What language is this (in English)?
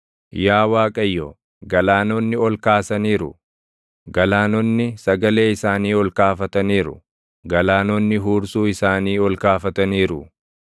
Oromo